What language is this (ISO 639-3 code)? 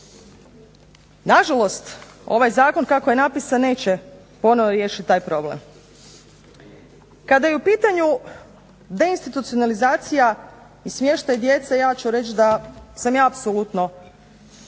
hrv